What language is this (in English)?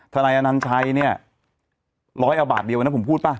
Thai